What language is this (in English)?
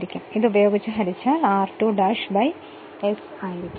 Malayalam